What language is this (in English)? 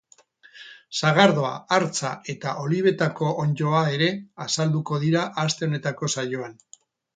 Basque